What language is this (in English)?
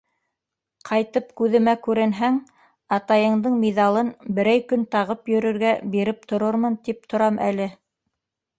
Bashkir